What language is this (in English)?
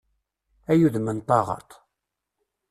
Kabyle